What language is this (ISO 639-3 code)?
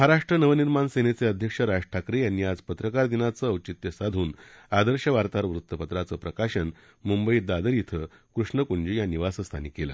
mar